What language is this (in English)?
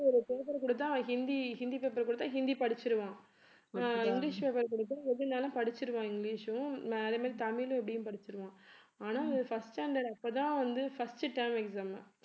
Tamil